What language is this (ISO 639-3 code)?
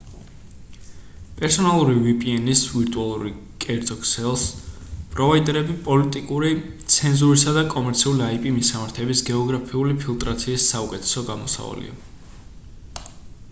kat